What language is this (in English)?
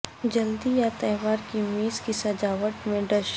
Urdu